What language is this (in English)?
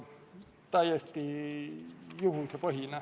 Estonian